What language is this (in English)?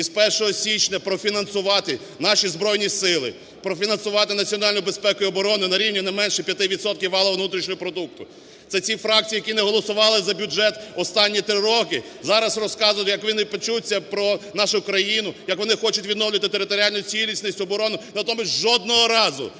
Ukrainian